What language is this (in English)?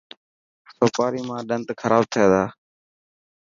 Dhatki